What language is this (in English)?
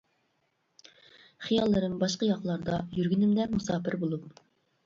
Uyghur